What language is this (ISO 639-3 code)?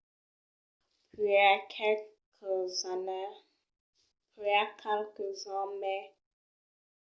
oci